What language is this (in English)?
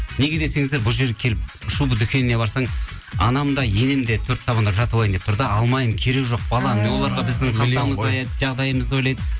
Kazakh